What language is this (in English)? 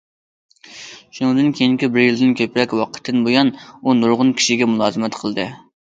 Uyghur